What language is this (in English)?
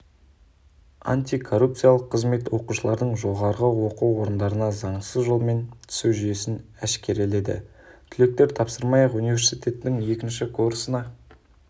Kazakh